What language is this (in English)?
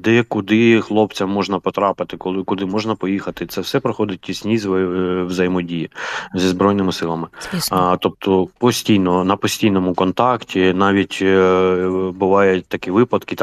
Ukrainian